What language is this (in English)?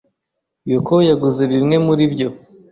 Kinyarwanda